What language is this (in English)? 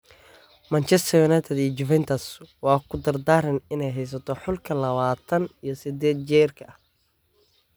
Somali